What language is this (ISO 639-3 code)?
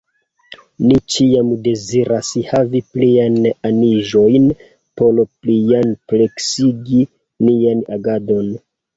epo